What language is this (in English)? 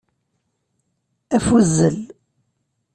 Kabyle